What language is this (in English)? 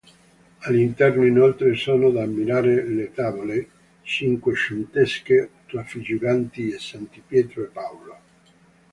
Italian